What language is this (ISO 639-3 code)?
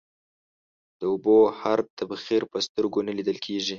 pus